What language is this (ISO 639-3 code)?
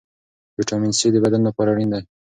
pus